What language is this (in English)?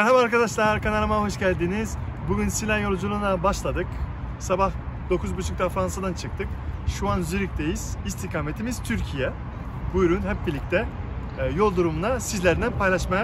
Turkish